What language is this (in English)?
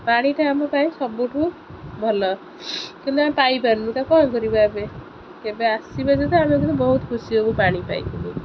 Odia